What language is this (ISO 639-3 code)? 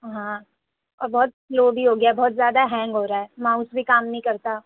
urd